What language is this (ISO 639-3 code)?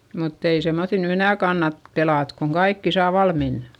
fin